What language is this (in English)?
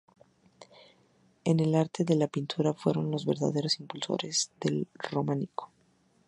Spanish